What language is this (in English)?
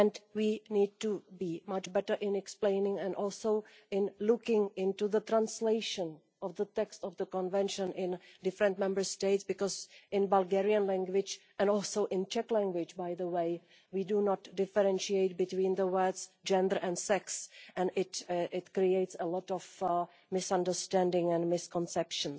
English